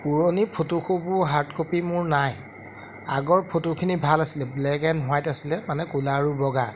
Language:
Assamese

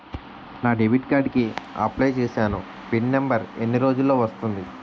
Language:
Telugu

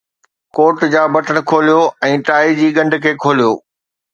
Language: Sindhi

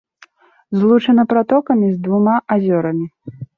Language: Belarusian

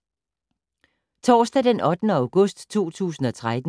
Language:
Danish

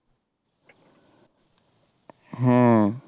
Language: Bangla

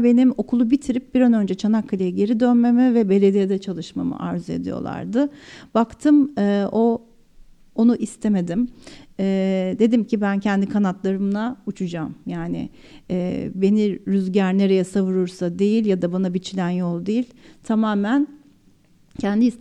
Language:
Turkish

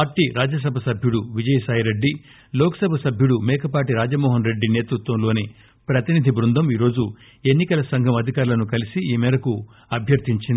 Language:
Telugu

